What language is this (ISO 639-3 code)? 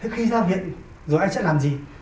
vie